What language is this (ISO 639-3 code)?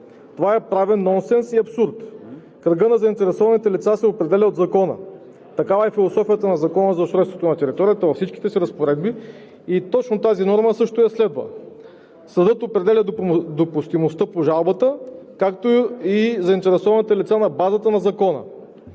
bul